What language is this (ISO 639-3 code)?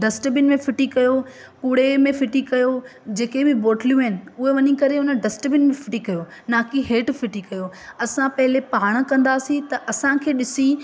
snd